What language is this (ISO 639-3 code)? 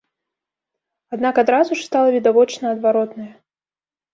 bel